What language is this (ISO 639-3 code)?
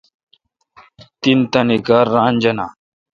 xka